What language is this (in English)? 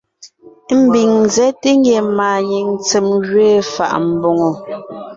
Ngiemboon